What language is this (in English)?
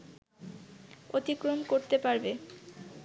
Bangla